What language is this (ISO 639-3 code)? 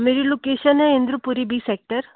hin